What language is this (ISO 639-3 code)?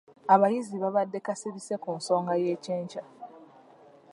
lug